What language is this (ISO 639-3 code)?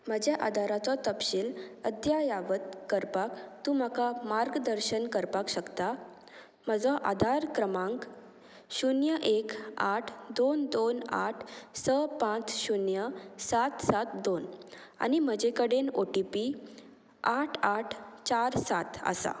kok